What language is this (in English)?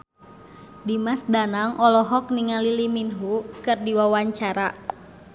Sundanese